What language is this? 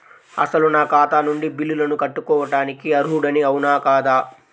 Telugu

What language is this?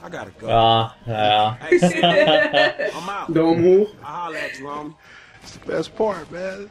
German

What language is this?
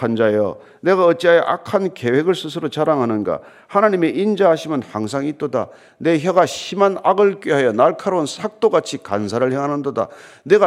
Korean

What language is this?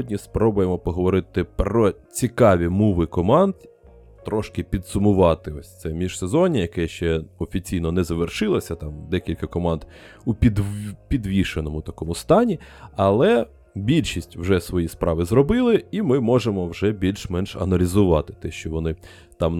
Ukrainian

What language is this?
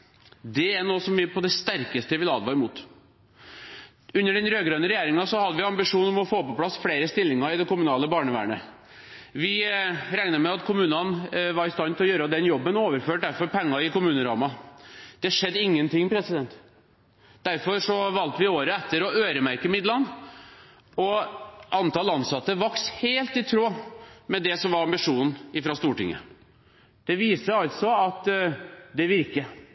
Norwegian Bokmål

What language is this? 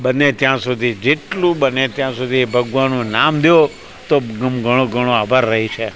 Gujarati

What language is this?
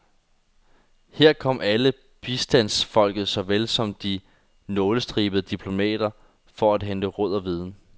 Danish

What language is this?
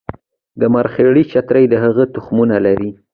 Pashto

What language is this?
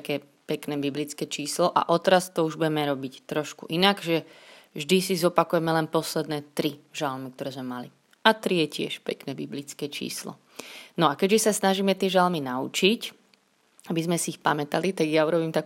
Slovak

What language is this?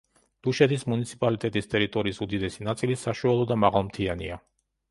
Georgian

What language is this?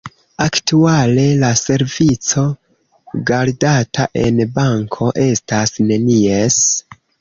Esperanto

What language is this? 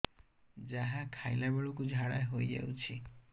Odia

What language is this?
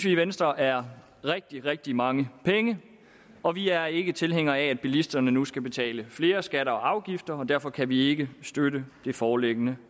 Danish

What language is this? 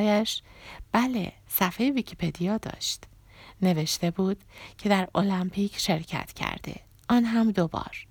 Persian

